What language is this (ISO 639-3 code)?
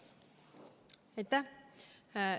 est